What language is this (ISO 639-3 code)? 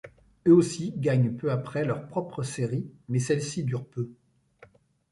fra